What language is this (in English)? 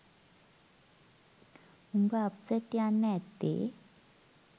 Sinhala